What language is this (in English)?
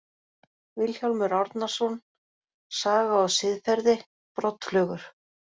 Icelandic